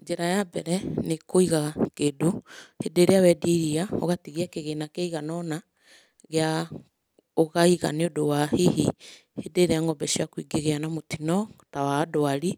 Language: Kikuyu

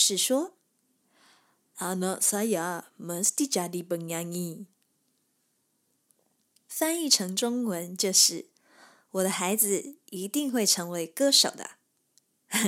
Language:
Chinese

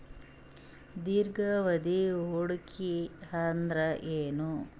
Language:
Kannada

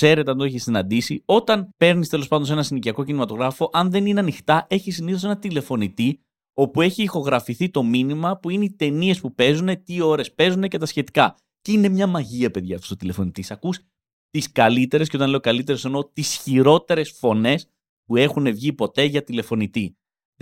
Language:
Greek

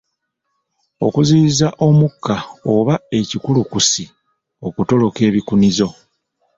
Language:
Ganda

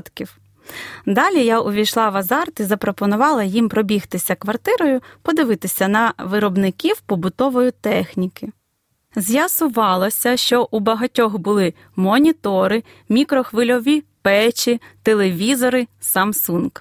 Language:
Ukrainian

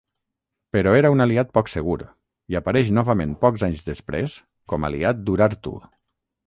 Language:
Catalan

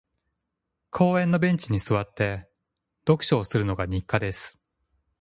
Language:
Japanese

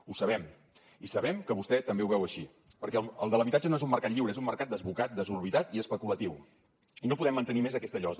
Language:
Catalan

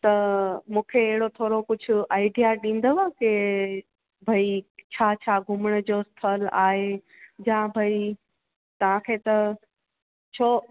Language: Sindhi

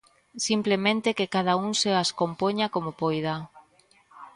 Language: Galician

